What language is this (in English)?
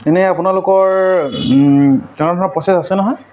Assamese